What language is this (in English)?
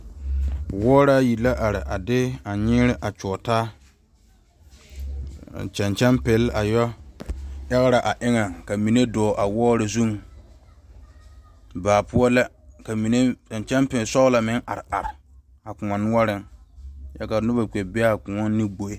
Southern Dagaare